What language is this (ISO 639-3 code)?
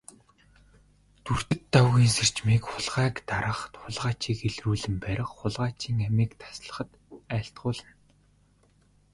mon